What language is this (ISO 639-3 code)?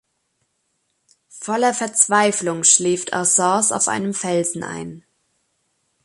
deu